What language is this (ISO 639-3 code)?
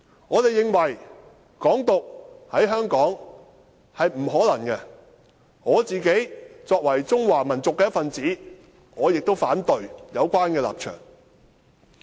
yue